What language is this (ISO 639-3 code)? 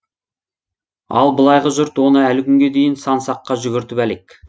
kaz